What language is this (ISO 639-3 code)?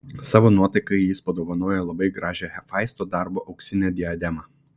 lit